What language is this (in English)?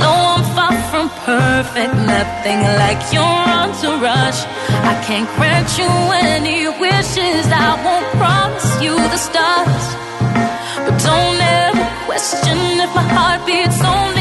Greek